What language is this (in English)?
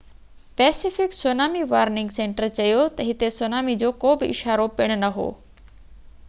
Sindhi